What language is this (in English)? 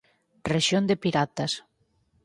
Galician